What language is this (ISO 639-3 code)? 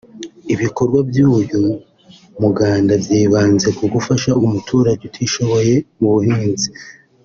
kin